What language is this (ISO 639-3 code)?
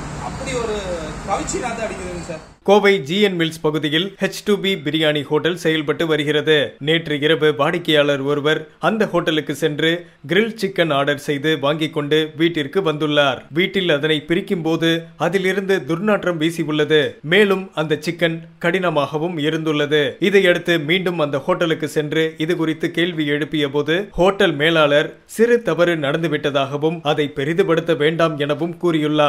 rus